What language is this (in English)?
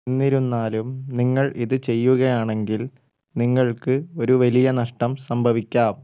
Malayalam